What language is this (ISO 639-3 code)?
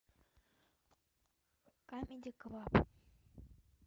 rus